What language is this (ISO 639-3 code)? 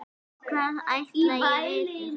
isl